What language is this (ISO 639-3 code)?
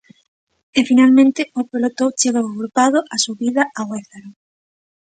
glg